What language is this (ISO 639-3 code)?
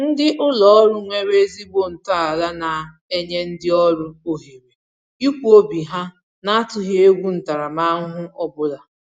ibo